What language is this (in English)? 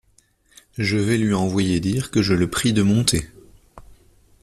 French